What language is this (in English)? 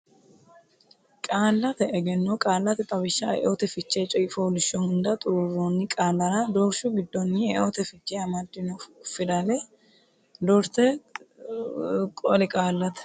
Sidamo